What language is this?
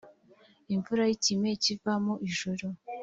Kinyarwanda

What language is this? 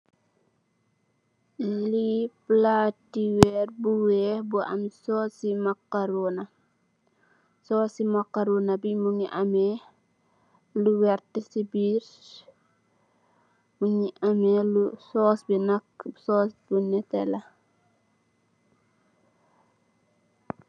Wolof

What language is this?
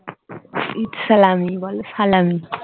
Bangla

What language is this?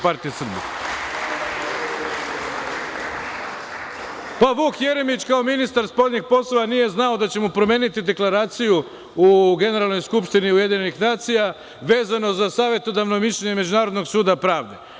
Serbian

